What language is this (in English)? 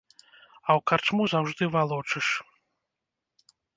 Belarusian